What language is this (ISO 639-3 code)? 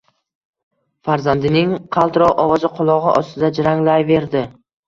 uzb